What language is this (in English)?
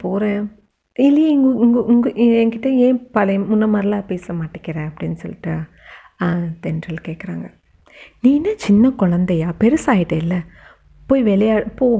Tamil